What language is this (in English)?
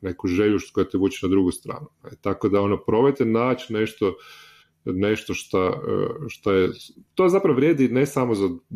Croatian